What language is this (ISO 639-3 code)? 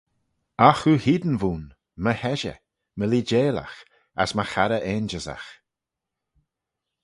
glv